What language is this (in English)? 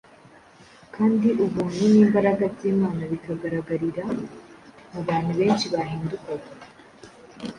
Kinyarwanda